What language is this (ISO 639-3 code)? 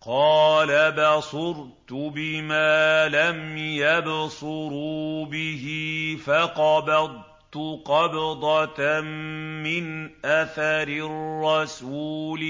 ara